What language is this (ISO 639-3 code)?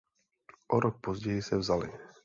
ces